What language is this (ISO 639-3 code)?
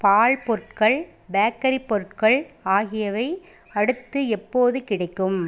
tam